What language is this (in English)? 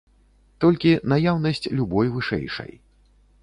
Belarusian